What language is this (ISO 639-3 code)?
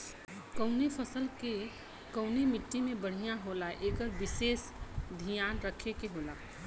bho